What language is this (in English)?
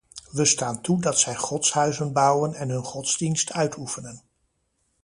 Dutch